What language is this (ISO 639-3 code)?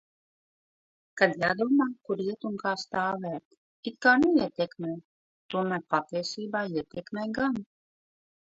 lav